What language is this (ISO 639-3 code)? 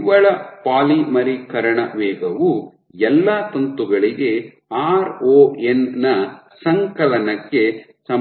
kan